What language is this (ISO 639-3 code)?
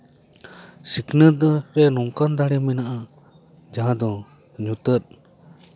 sat